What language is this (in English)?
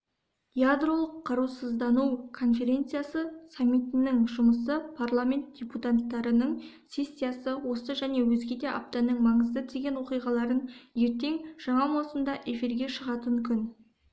Kazakh